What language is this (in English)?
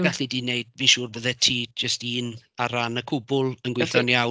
Welsh